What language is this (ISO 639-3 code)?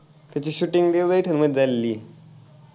mar